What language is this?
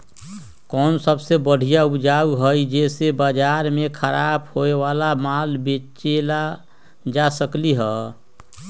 Magahi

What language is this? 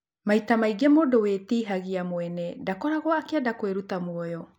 Kikuyu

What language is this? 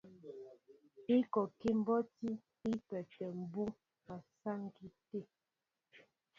Mbo (Cameroon)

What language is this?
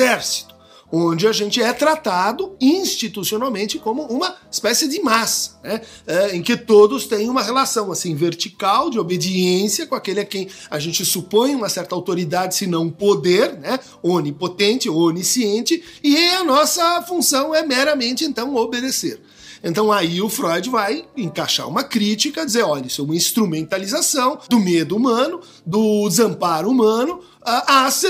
Portuguese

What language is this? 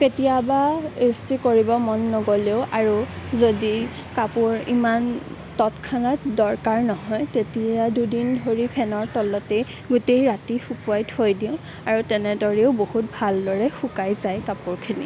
Assamese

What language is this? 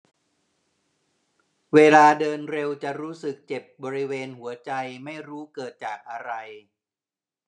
Thai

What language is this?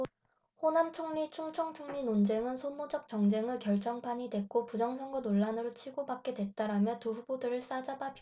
Korean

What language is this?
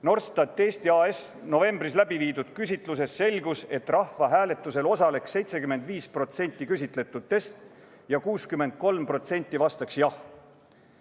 Estonian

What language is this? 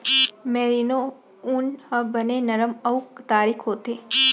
Chhattisgarhi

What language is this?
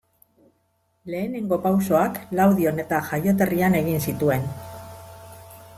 Basque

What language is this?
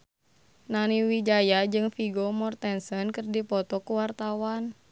Sundanese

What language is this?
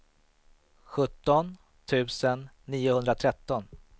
Swedish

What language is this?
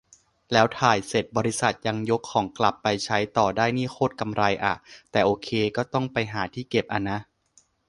Thai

